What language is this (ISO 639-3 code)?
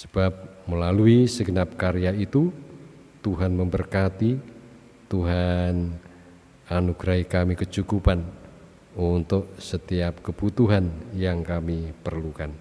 ind